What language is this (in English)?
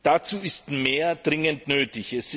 German